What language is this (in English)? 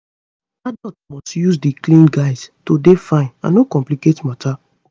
Nigerian Pidgin